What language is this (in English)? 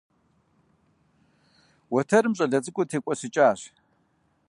Kabardian